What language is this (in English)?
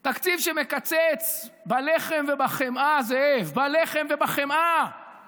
Hebrew